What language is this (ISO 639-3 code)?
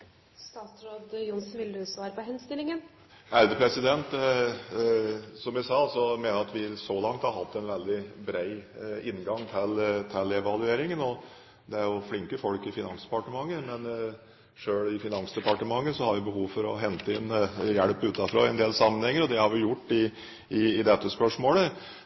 nor